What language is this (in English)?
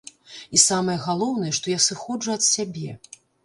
Belarusian